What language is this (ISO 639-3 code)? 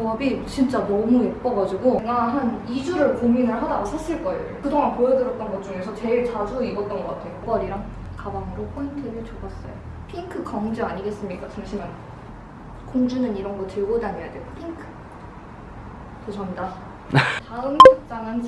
kor